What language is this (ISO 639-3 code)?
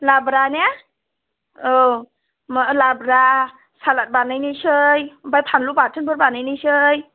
brx